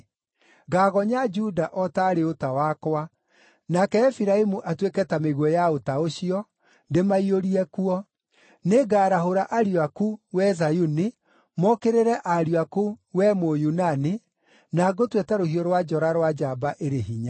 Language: Kikuyu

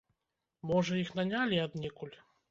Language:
Belarusian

